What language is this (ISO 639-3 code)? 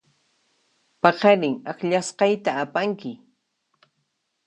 qxp